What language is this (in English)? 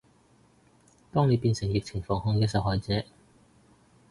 Cantonese